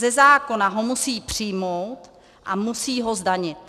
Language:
Czech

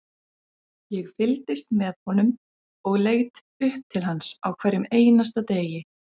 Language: Icelandic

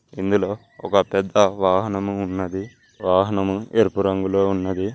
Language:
Telugu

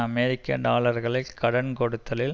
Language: Tamil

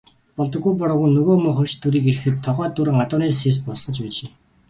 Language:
Mongolian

